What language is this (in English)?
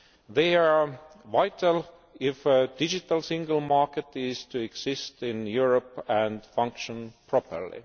English